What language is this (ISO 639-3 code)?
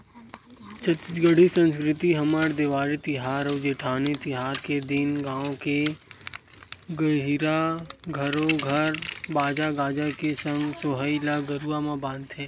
hne